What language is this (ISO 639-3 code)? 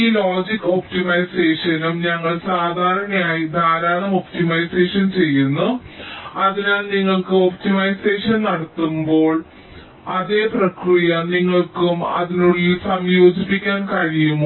mal